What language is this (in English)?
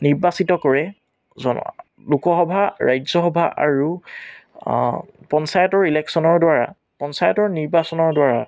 Assamese